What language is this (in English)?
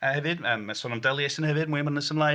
Welsh